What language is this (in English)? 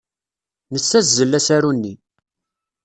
Kabyle